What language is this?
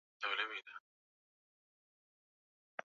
Swahili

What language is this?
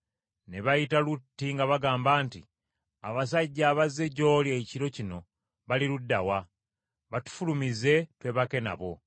Ganda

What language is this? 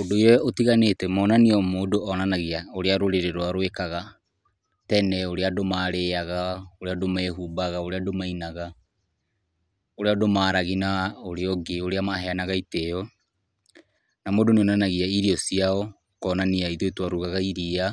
Kikuyu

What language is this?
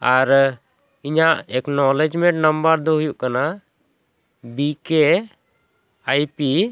Santali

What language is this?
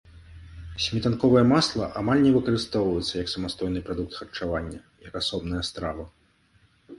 Belarusian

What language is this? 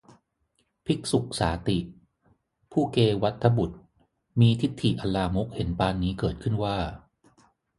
Thai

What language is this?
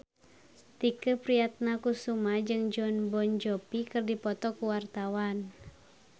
Sundanese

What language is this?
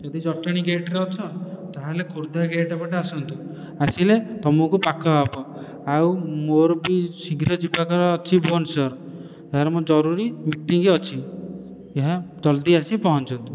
Odia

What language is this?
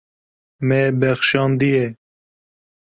Kurdish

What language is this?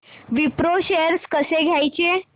Marathi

